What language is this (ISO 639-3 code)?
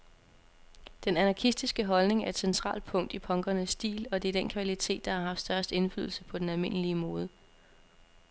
dan